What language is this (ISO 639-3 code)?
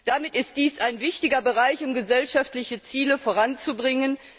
deu